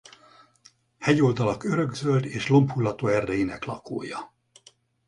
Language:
Hungarian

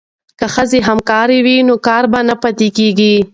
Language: Pashto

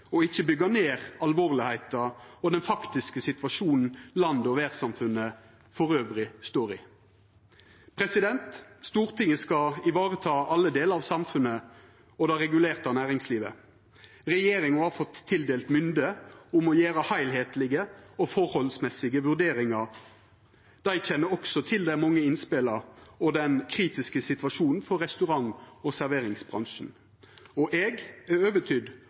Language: Norwegian Nynorsk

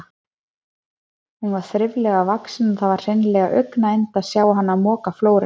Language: Icelandic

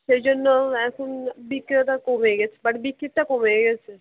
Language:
Bangla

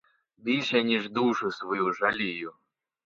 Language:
Ukrainian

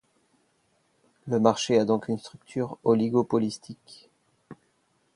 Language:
French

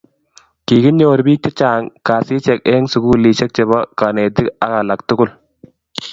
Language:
Kalenjin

